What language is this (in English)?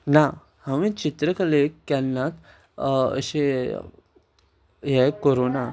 Konkani